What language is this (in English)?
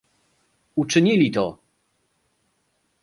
Polish